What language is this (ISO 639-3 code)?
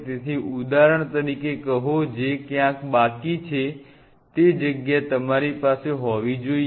guj